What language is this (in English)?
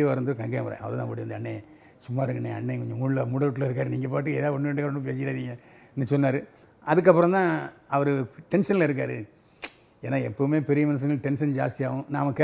Tamil